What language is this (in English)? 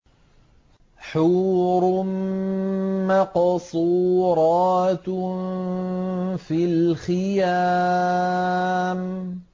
Arabic